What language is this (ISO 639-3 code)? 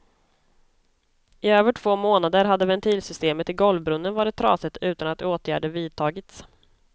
swe